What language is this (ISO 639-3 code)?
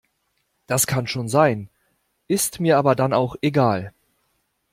deu